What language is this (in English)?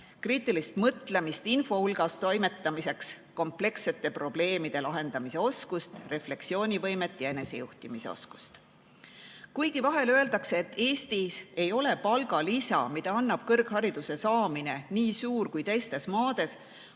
Estonian